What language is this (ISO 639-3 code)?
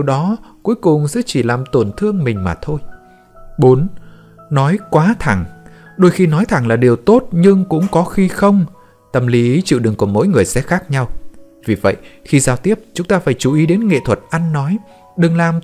vie